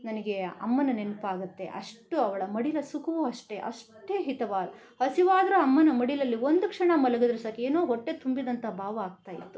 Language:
Kannada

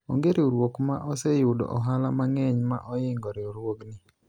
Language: Luo (Kenya and Tanzania)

